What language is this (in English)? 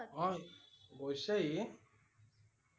Assamese